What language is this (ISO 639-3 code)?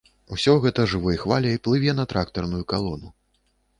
bel